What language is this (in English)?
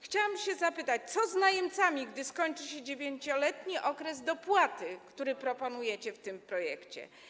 Polish